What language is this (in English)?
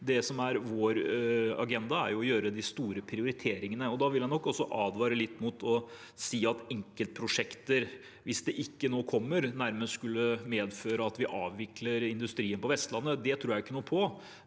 Norwegian